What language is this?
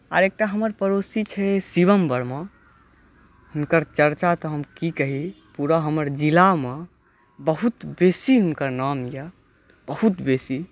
Maithili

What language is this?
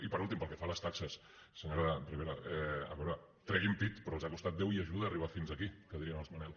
Catalan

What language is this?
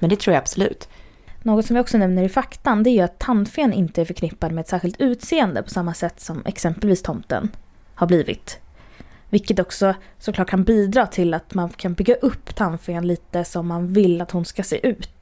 Swedish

